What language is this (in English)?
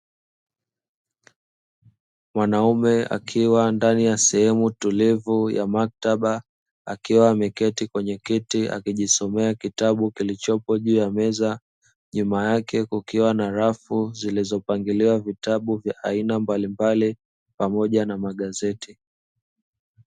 Swahili